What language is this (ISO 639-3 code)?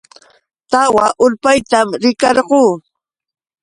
qux